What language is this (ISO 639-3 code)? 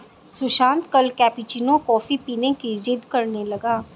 hin